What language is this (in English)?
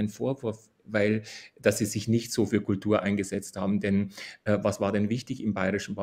German